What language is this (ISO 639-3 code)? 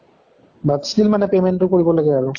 asm